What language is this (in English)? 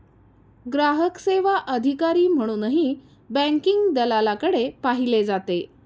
Marathi